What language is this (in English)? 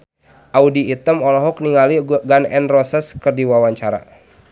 Sundanese